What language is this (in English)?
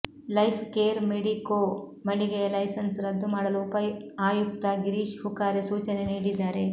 Kannada